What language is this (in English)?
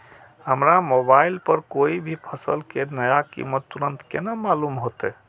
Maithili